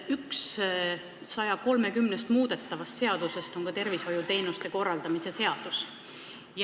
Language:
Estonian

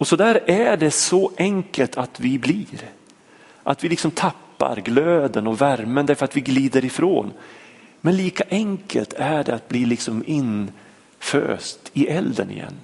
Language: Swedish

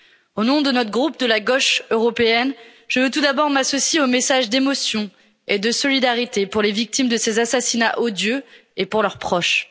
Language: French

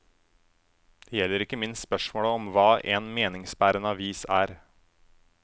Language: Norwegian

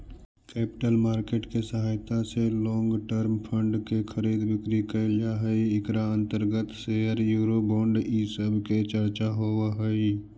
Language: Magahi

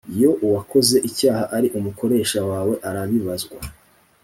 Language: Kinyarwanda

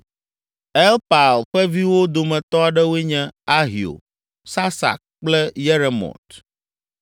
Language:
Ewe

